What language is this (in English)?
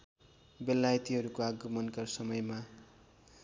Nepali